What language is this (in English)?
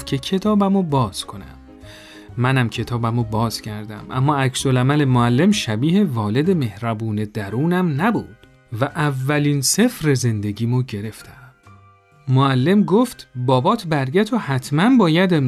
Persian